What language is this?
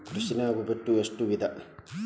Kannada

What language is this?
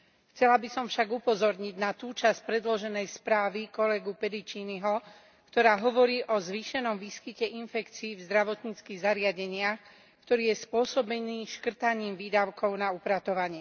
Slovak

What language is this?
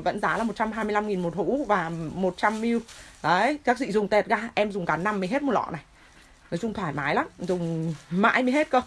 Vietnamese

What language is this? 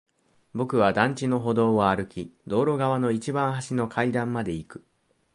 Japanese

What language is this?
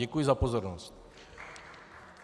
Czech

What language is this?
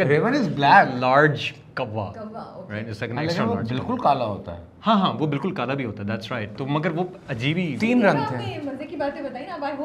Urdu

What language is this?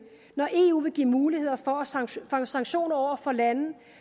Danish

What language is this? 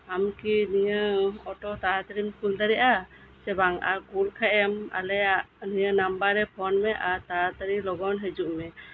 Santali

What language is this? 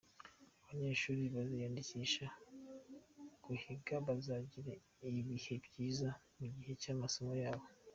Kinyarwanda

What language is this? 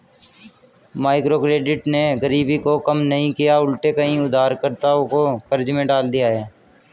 Hindi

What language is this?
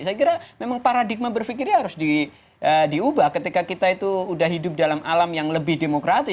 Indonesian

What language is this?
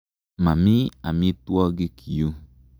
Kalenjin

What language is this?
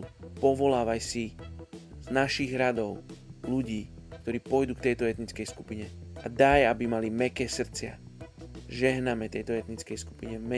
Slovak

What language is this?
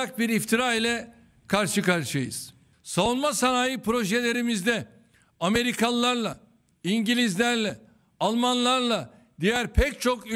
Turkish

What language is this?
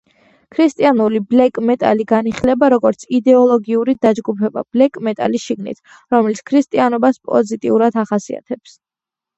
Georgian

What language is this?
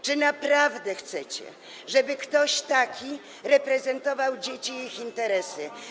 Polish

